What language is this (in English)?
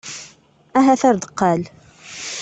Kabyle